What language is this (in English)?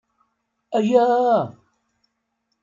Kabyle